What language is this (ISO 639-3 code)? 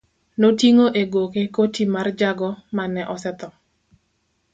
luo